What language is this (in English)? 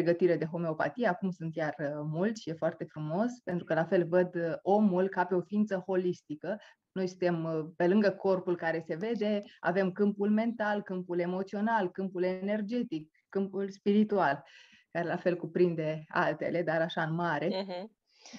Romanian